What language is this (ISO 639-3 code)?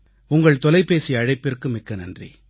tam